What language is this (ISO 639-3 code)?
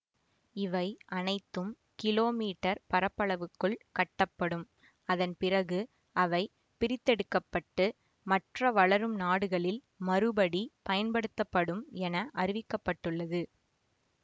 tam